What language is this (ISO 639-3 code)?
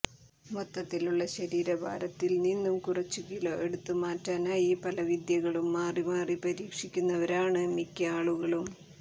mal